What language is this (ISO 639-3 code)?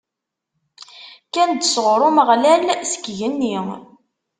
kab